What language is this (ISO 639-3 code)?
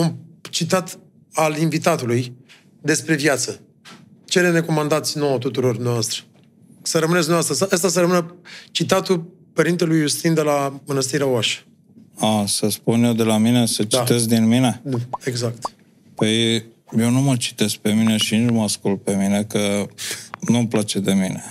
ron